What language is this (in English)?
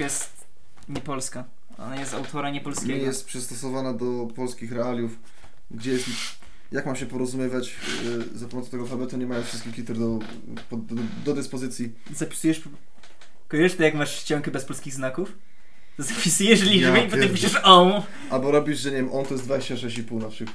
Polish